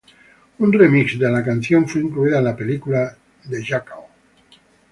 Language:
Spanish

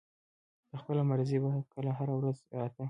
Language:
Pashto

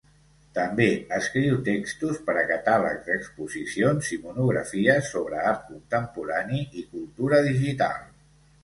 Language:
Catalan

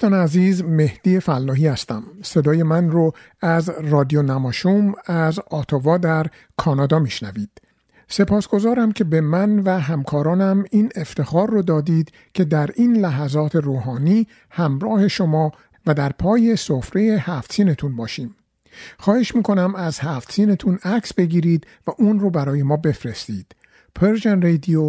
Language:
Persian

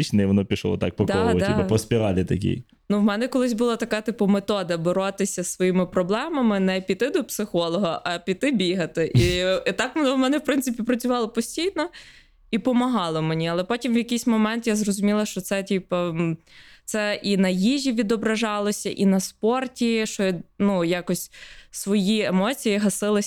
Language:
Ukrainian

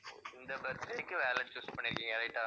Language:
Tamil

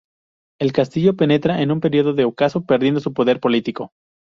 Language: Spanish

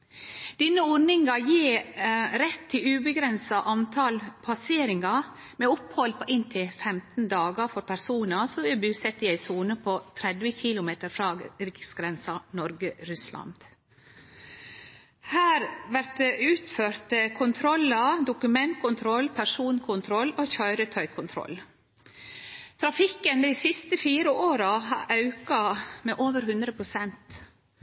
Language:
Norwegian Nynorsk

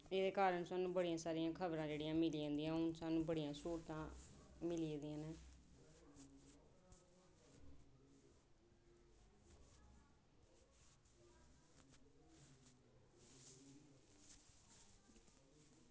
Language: Dogri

